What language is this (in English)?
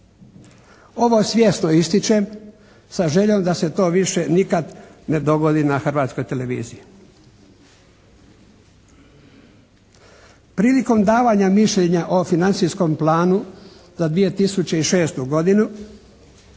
Croatian